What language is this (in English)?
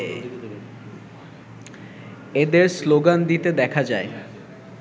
Bangla